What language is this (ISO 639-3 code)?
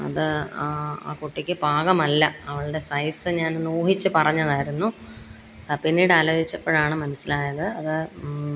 mal